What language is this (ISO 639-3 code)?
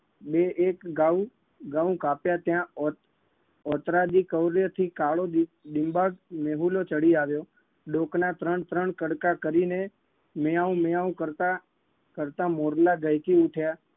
guj